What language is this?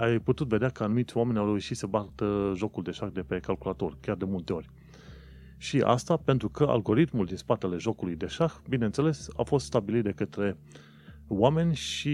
Romanian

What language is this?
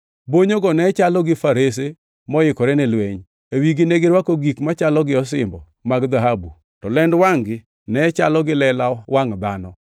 Luo (Kenya and Tanzania)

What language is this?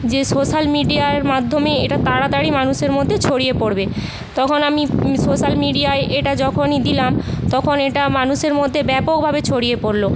Bangla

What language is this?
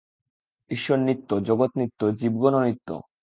Bangla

